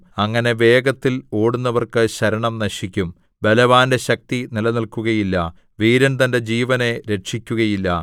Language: Malayalam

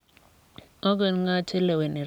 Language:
Kalenjin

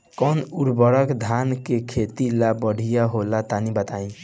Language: Bhojpuri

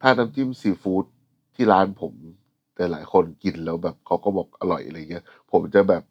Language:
Thai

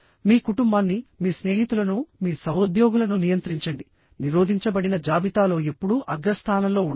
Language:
Telugu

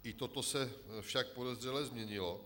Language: Czech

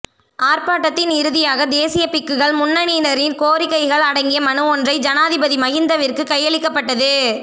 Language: Tamil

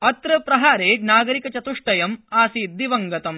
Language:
Sanskrit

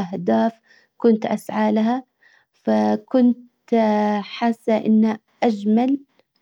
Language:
Hijazi Arabic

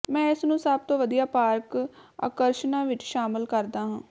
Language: Punjabi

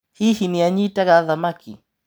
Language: Kikuyu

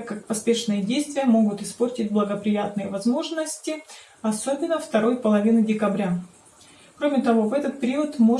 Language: Russian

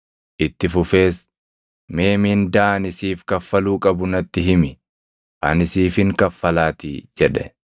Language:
Oromo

